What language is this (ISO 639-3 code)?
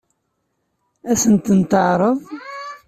kab